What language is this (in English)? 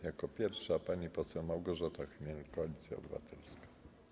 Polish